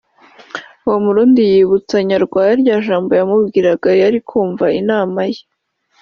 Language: Kinyarwanda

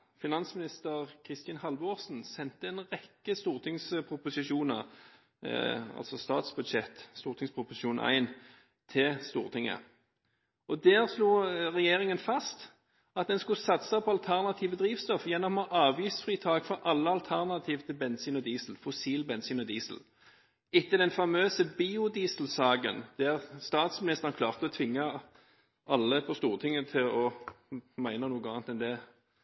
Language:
Norwegian Bokmål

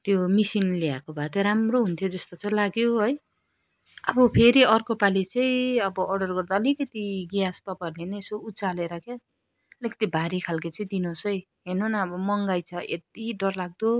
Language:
Nepali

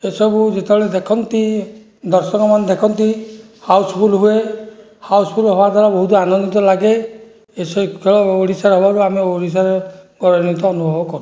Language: Odia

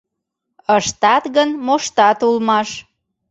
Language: Mari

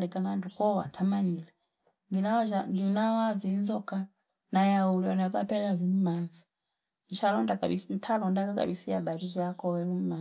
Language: Fipa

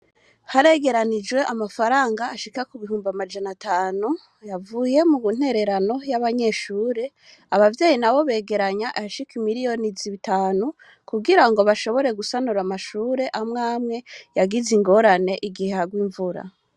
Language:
Rundi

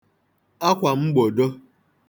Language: Igbo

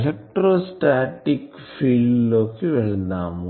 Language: Telugu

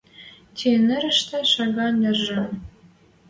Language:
Western Mari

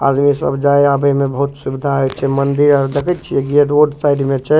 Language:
Maithili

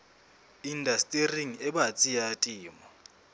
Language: Southern Sotho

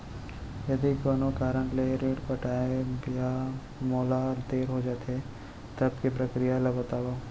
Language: Chhattisgarhi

